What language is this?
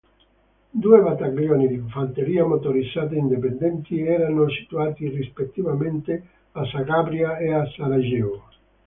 Italian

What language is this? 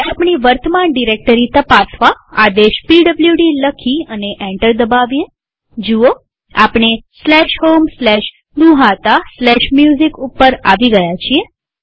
Gujarati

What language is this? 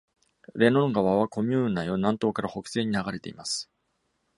Japanese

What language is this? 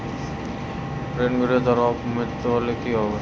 Bangla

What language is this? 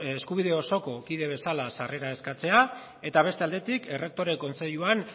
Basque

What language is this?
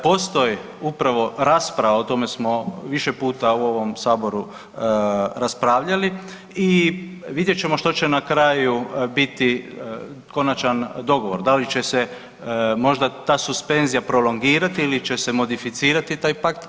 Croatian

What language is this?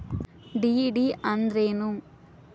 Kannada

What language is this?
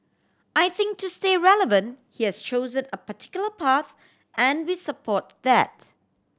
English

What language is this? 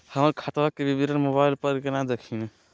Magahi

